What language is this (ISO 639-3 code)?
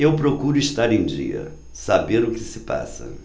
por